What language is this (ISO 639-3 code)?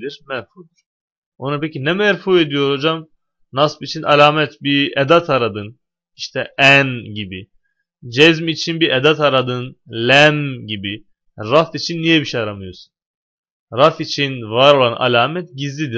tur